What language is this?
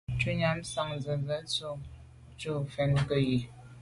Medumba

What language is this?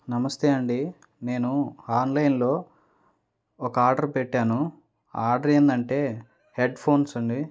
Telugu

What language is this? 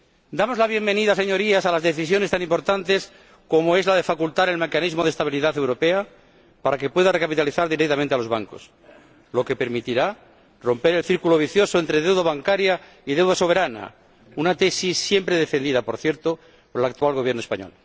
Spanish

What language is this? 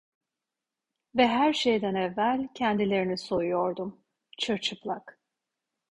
Turkish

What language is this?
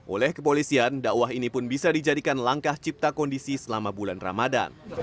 Indonesian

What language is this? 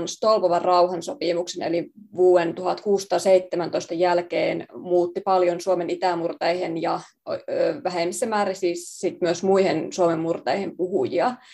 Finnish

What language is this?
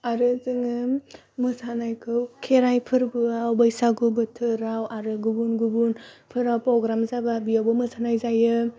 Bodo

